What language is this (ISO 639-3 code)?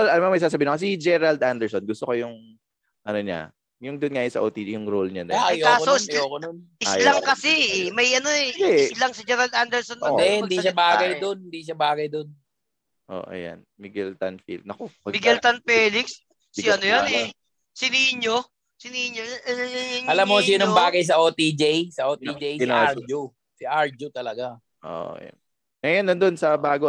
fil